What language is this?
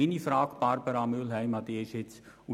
Swiss German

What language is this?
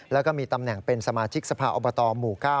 Thai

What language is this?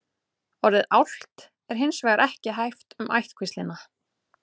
Icelandic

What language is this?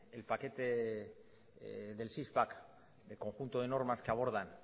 Spanish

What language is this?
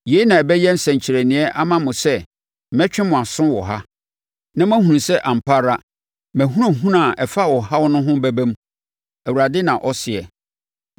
Akan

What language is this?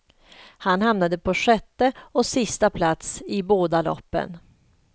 Swedish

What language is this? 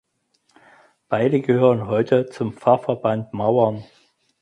German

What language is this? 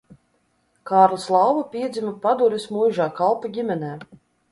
Latvian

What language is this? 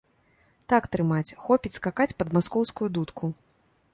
Belarusian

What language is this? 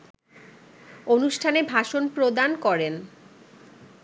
Bangla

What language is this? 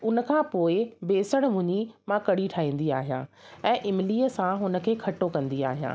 Sindhi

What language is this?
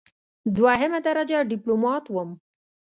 Pashto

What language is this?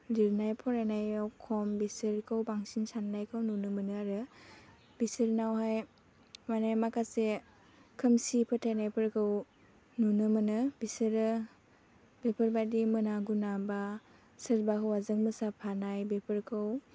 Bodo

